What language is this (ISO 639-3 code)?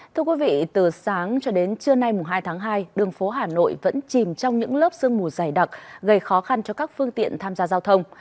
vie